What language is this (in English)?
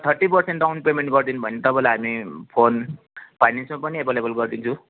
Nepali